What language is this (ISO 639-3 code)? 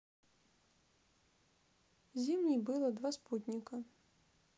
rus